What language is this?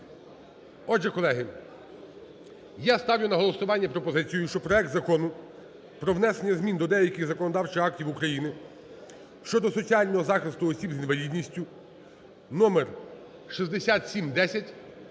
Ukrainian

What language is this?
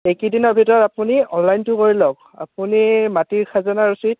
Assamese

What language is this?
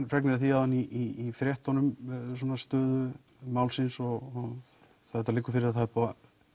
Icelandic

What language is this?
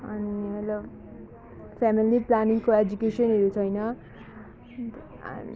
Nepali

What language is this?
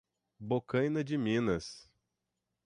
Portuguese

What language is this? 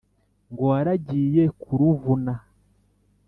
Kinyarwanda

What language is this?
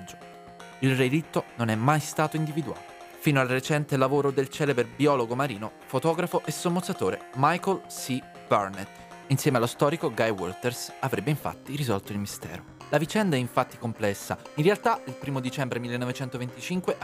Italian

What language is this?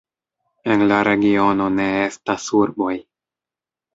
Esperanto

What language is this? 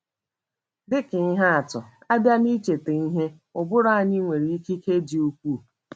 Igbo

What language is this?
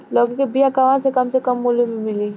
Bhojpuri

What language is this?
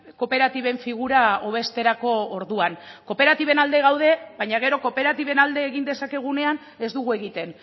Basque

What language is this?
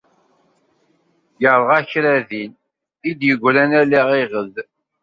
Kabyle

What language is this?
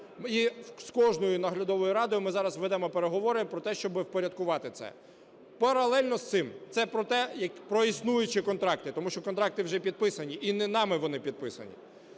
Ukrainian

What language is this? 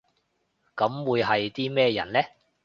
Cantonese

